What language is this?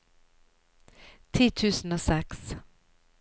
Norwegian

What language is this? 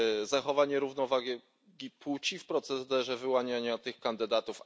Polish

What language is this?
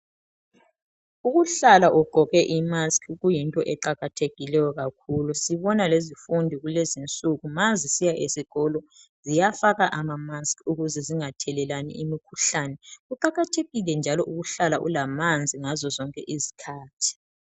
North Ndebele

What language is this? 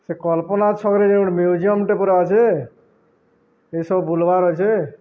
Odia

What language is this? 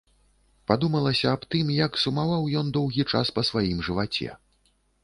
Belarusian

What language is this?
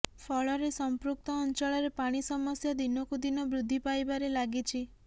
Odia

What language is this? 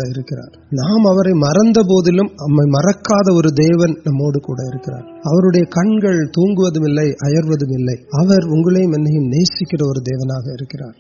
Urdu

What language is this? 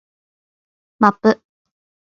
Japanese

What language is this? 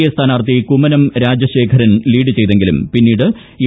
Malayalam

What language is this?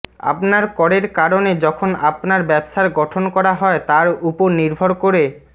Bangla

